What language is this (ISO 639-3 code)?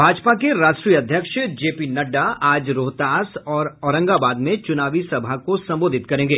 hin